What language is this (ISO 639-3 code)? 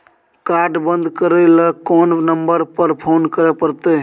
mai